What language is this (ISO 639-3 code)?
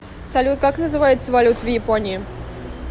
rus